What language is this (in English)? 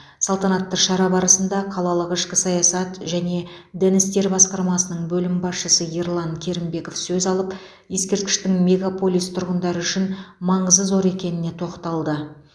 Kazakh